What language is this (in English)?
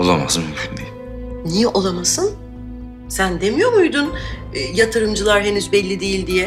Turkish